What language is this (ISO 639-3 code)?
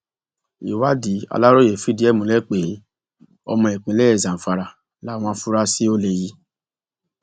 yor